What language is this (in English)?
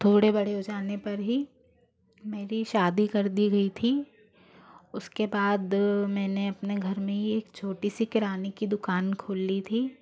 Hindi